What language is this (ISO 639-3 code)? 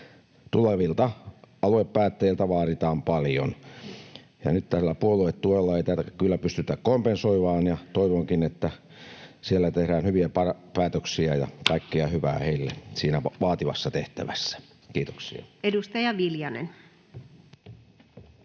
fin